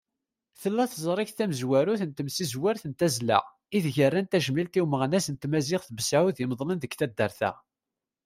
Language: Kabyle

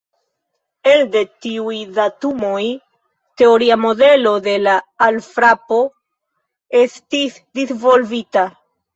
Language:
Esperanto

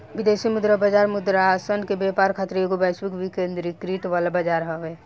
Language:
Bhojpuri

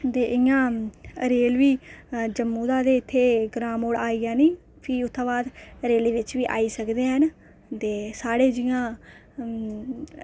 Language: Dogri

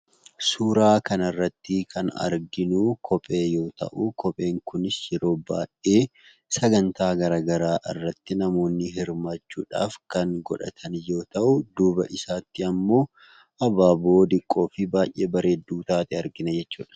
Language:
Oromo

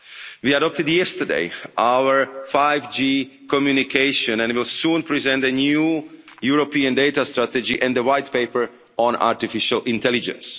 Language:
English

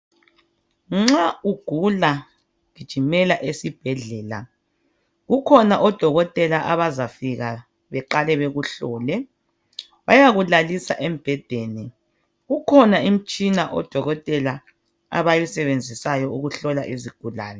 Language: North Ndebele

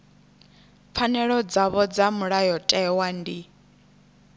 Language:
Venda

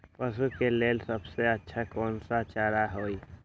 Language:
Magahi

